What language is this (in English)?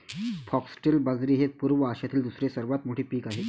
Marathi